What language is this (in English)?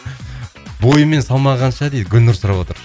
Kazakh